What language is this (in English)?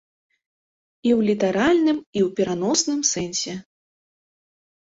Belarusian